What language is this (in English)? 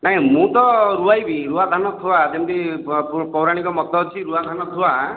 Odia